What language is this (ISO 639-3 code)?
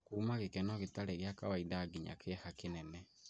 kik